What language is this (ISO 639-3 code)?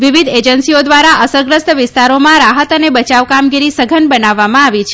guj